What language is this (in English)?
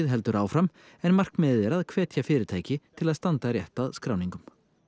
Icelandic